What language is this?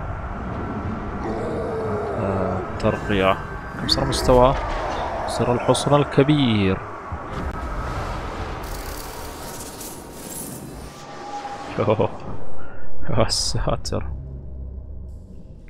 Arabic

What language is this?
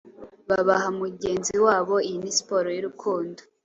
Kinyarwanda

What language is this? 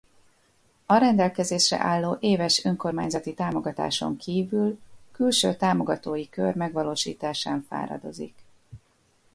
Hungarian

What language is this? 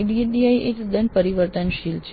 Gujarati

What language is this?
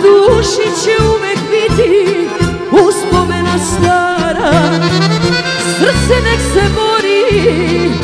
Romanian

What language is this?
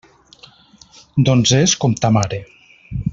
Catalan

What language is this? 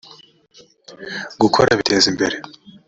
Kinyarwanda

